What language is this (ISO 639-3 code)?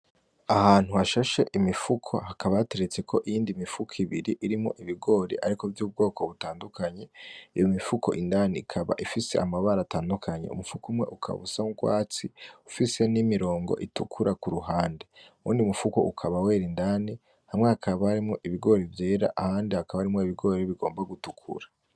run